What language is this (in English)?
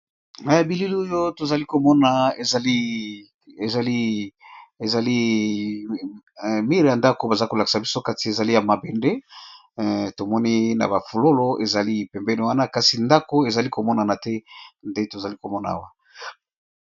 Lingala